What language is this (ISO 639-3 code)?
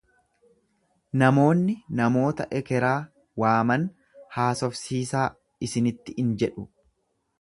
orm